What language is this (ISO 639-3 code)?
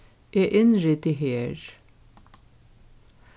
fao